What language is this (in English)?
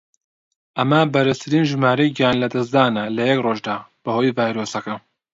Central Kurdish